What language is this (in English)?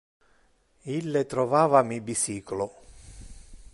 Interlingua